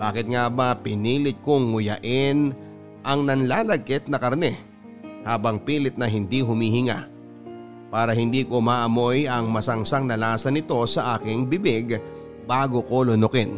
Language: Filipino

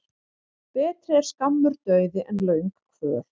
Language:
Icelandic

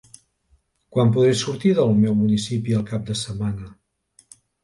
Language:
Catalan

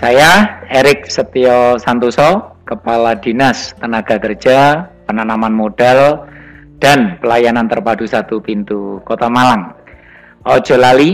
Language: Indonesian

